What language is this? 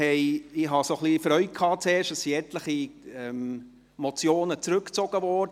Swiss German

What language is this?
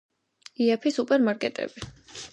Georgian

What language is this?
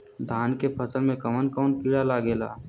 Bhojpuri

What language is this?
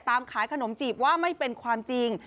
Thai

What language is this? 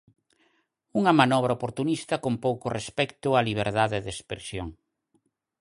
Galician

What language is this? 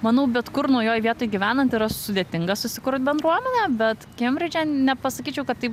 Lithuanian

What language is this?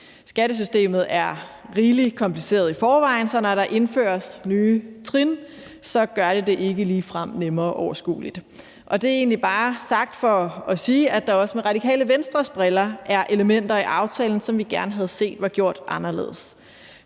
Danish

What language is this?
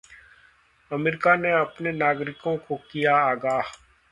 Hindi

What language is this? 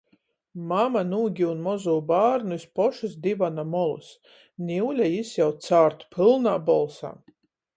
Latgalian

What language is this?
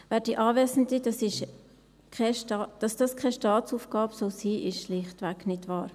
Swiss German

